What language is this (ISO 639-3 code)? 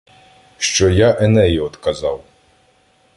ukr